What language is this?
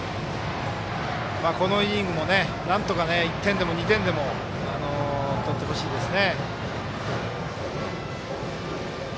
Japanese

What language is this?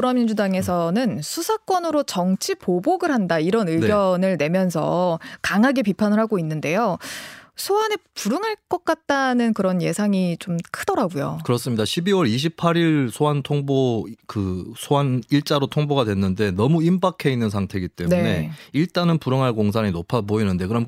Korean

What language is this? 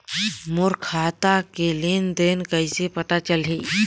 Chhattisgarhi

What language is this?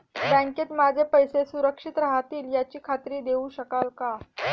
Marathi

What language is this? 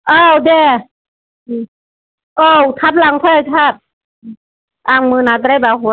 Bodo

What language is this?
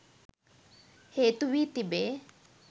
Sinhala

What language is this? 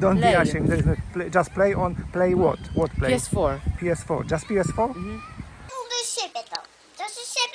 Polish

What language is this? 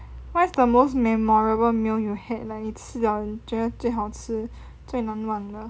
English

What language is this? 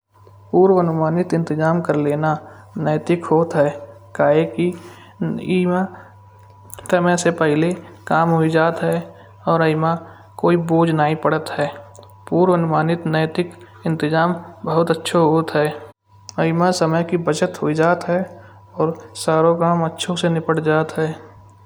Kanauji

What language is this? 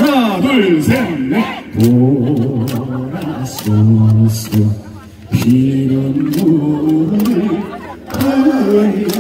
Korean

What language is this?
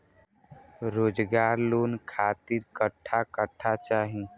Bhojpuri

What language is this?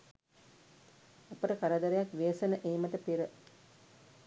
Sinhala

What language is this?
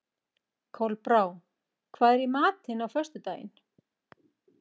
Icelandic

